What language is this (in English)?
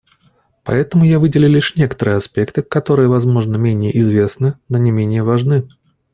Russian